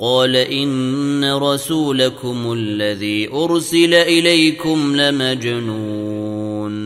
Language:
Arabic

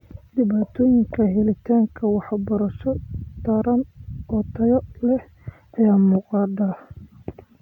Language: Somali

